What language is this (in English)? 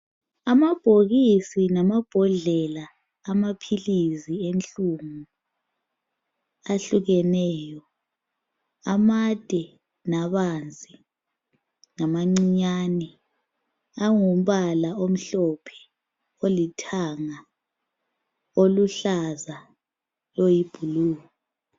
North Ndebele